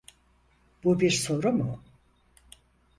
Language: Turkish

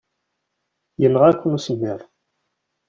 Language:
Kabyle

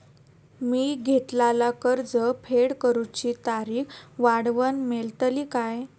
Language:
Marathi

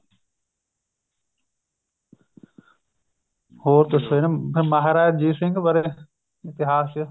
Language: Punjabi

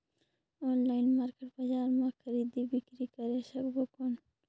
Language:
Chhattisgarhi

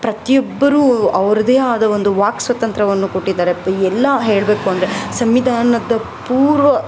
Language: Kannada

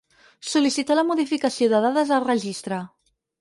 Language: Catalan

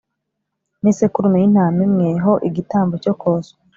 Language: Kinyarwanda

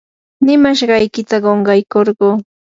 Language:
Yanahuanca Pasco Quechua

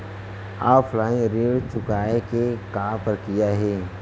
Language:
Chhattisgarhi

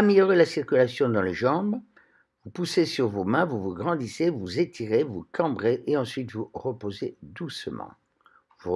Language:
French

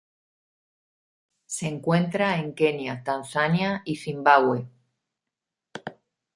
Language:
Spanish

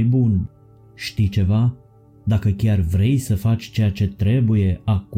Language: Romanian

